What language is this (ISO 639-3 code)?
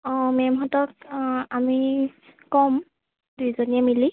asm